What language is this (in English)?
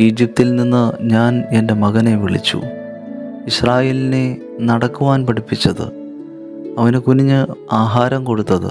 Malayalam